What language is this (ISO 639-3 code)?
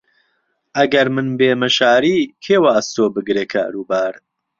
ckb